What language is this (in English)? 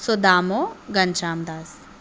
Sindhi